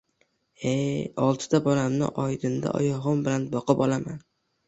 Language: Uzbek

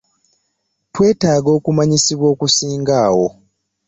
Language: Ganda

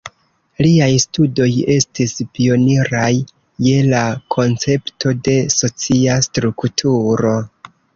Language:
Esperanto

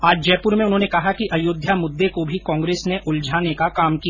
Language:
Hindi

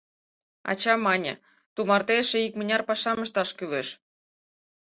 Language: Mari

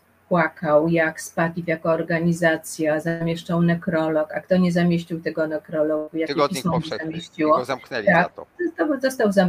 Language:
Polish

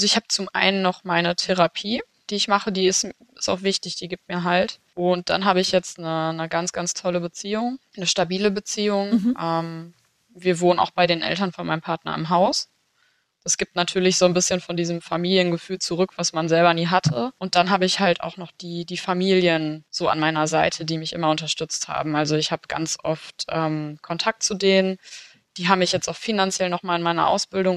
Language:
German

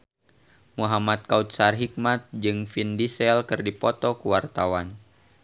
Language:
Sundanese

